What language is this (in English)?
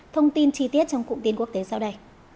Vietnamese